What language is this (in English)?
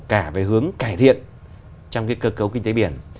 Vietnamese